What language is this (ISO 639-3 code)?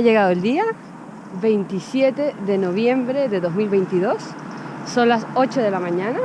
spa